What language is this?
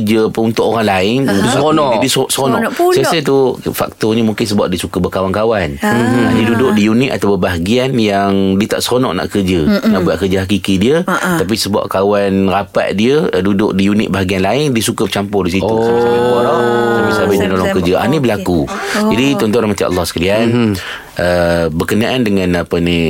Malay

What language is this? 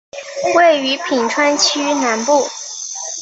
Chinese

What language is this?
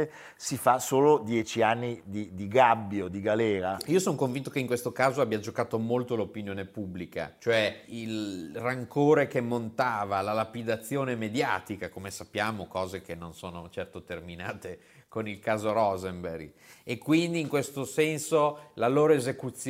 Italian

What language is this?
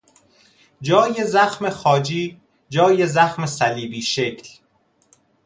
Persian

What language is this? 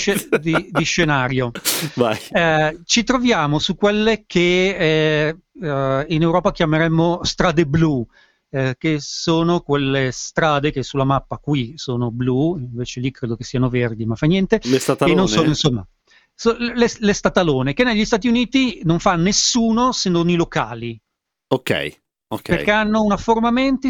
Italian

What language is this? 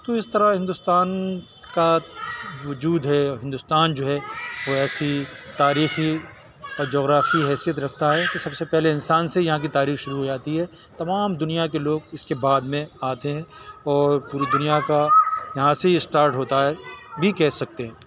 Urdu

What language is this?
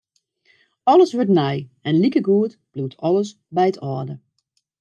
Western Frisian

